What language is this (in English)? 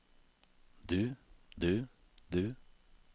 Norwegian